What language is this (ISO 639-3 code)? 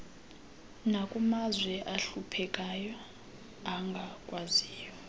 xho